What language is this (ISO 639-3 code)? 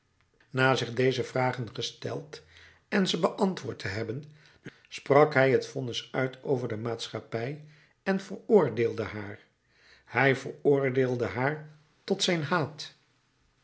nld